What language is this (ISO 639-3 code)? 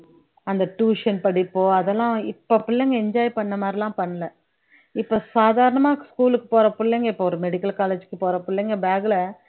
tam